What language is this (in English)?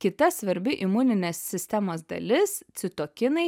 Lithuanian